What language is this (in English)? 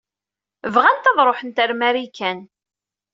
Kabyle